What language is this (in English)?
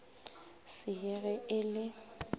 Northern Sotho